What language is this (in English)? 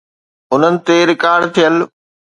Sindhi